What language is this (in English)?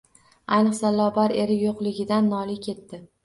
Uzbek